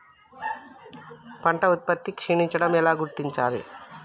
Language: Telugu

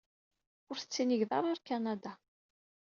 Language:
Kabyle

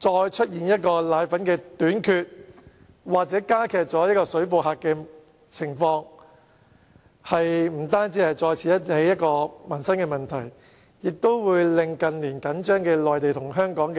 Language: Cantonese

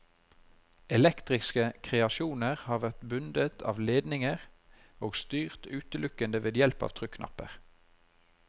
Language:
Norwegian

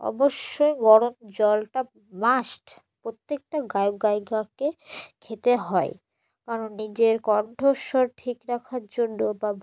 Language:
Bangla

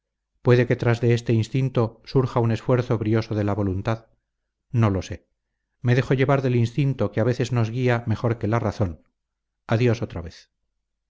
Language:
Spanish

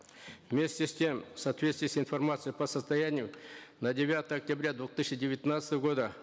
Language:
Kazakh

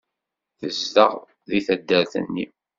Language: Kabyle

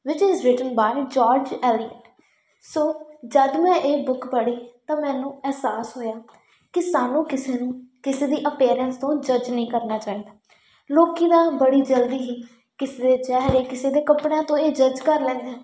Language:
Punjabi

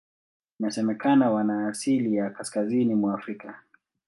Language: Swahili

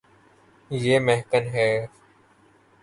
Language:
Urdu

